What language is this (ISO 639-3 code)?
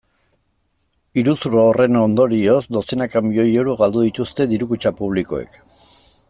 eus